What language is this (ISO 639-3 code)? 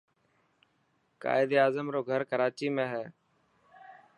mki